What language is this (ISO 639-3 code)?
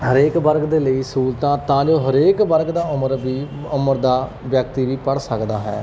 pan